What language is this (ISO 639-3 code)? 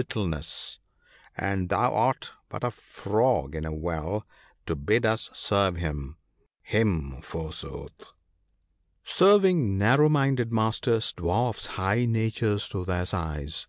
eng